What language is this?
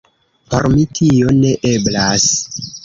Esperanto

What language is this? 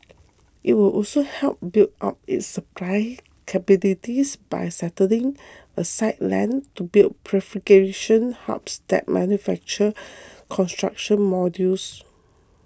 English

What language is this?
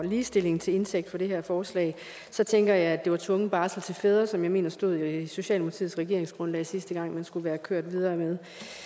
Danish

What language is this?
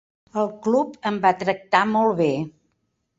Catalan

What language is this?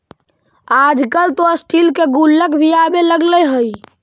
Magahi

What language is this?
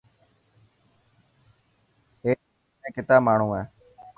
Dhatki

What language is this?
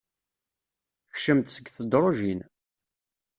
Kabyle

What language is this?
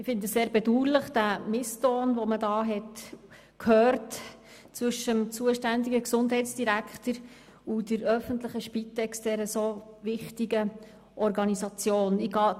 Swiss German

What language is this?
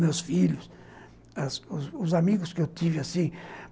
Portuguese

